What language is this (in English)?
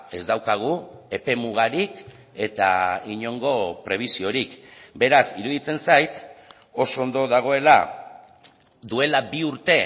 Basque